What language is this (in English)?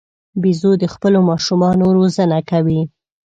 Pashto